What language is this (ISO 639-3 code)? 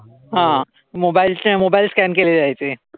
mar